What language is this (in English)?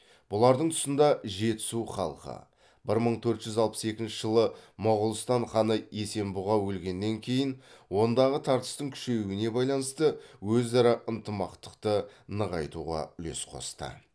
Kazakh